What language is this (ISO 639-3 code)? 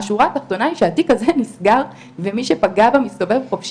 heb